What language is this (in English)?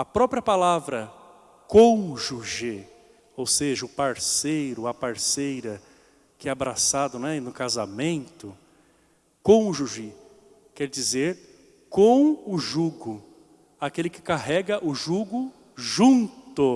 Portuguese